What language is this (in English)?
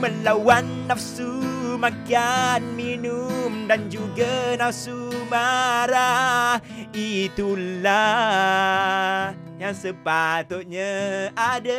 Malay